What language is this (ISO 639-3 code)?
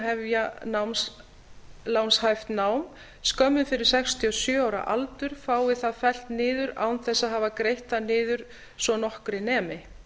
isl